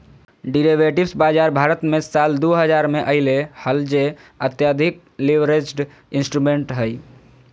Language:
Magahi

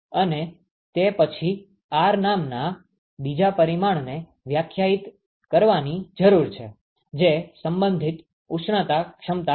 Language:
Gujarati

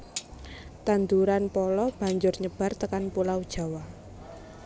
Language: Javanese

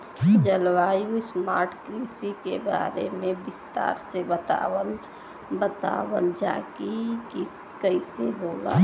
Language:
Bhojpuri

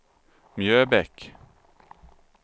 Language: Swedish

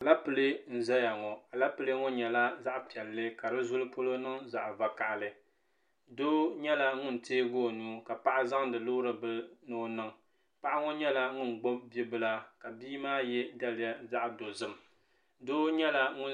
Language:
Dagbani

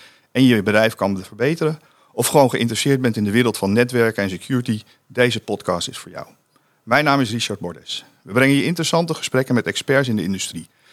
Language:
Dutch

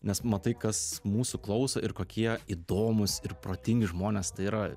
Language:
Lithuanian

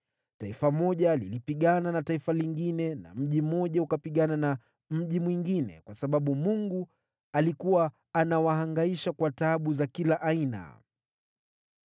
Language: Swahili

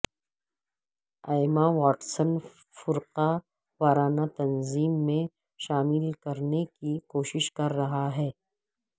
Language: Urdu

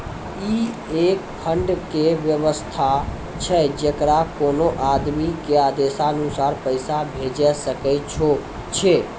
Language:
Maithili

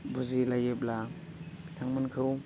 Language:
Bodo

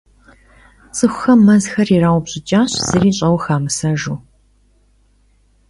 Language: Kabardian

